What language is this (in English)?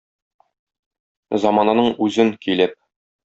Tatar